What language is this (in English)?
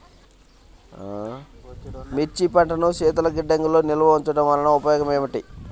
Telugu